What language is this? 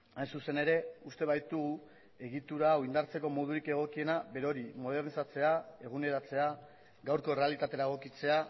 Basque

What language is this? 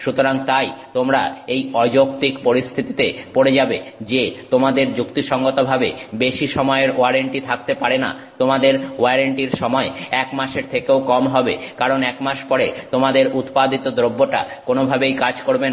Bangla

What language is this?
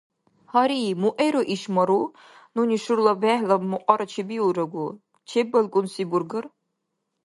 Dargwa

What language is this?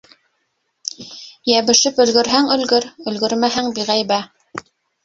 Bashkir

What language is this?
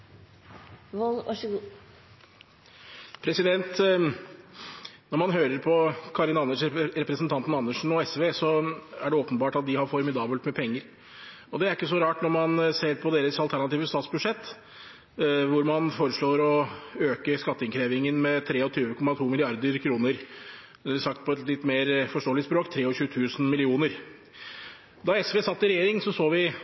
Norwegian Bokmål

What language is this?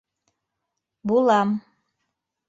Bashkir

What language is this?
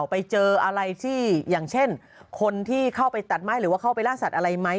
Thai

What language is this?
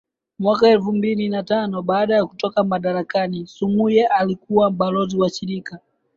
Swahili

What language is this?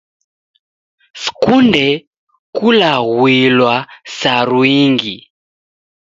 Taita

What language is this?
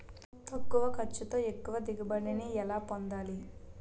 Telugu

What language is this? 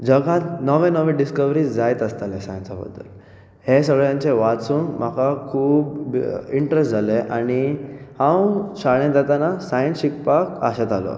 Konkani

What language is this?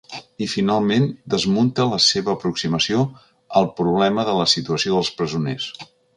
Catalan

